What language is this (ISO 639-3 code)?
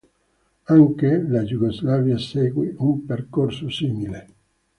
ita